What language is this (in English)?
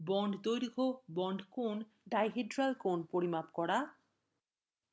Bangla